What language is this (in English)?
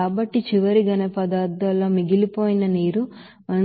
Telugu